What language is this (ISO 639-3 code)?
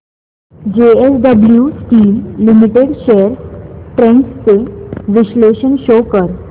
mar